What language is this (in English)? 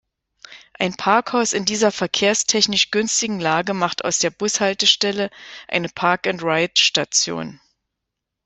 German